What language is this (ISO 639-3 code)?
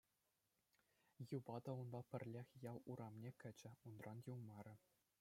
chv